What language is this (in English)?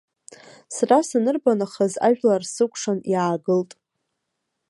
Abkhazian